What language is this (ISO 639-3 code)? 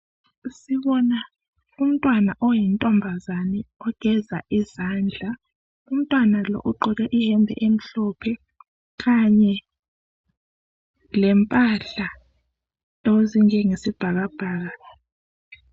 nde